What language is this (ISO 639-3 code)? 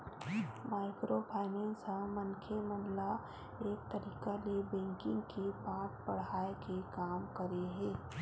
hne